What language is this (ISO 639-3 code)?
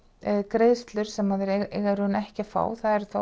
isl